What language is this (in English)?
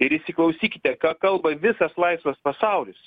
Lithuanian